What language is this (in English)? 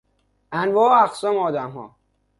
Persian